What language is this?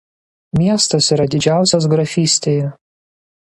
Lithuanian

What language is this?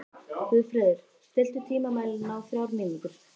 Icelandic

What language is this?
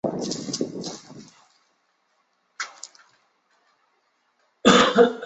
Chinese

